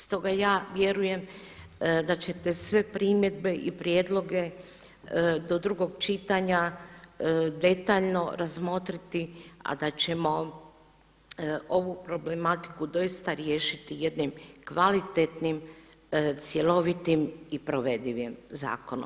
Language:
Croatian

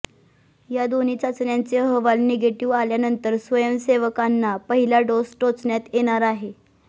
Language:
Marathi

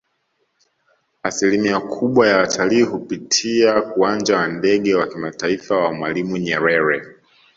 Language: Swahili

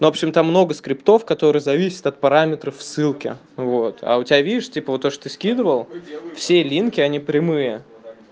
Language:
Russian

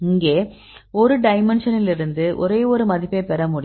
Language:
Tamil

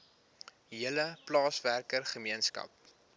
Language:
Afrikaans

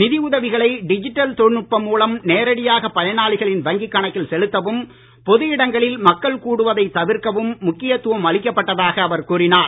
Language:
Tamil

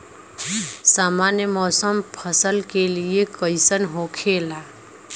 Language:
Bhojpuri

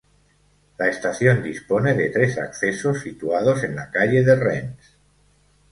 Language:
Spanish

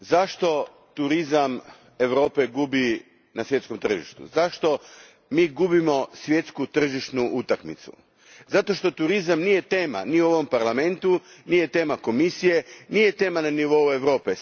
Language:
Croatian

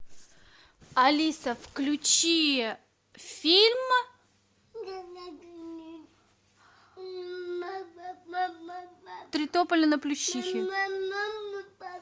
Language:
Russian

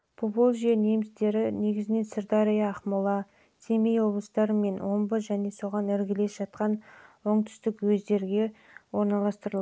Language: Kazakh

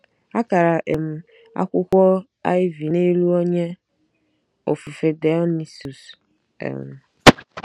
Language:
Igbo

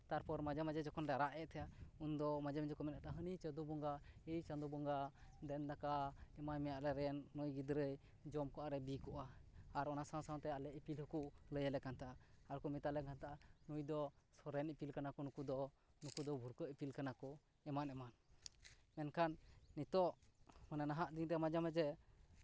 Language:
Santali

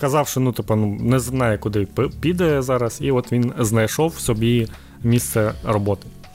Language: Ukrainian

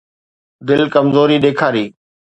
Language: Sindhi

